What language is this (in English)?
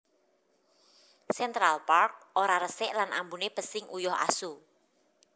Javanese